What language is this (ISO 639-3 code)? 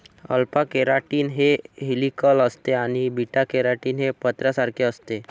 mar